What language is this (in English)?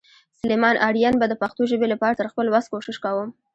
Pashto